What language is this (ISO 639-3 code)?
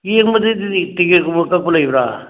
mni